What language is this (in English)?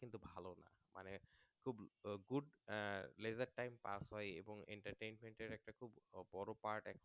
Bangla